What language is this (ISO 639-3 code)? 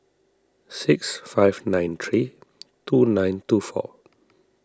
eng